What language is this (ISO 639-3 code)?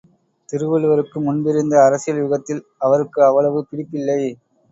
tam